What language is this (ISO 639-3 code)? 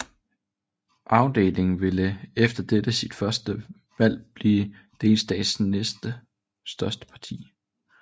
dan